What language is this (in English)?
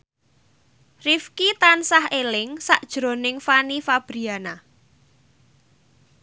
Javanese